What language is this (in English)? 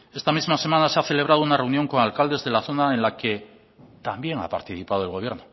Spanish